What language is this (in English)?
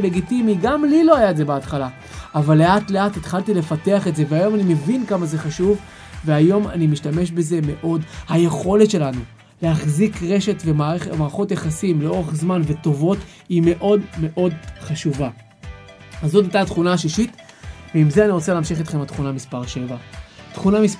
Hebrew